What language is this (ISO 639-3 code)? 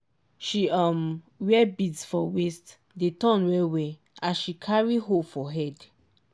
pcm